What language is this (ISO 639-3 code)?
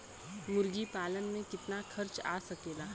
bho